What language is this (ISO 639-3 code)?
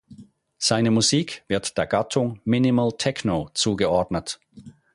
deu